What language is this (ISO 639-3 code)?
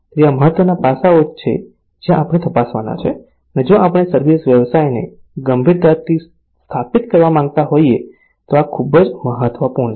guj